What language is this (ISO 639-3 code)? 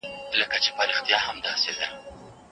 pus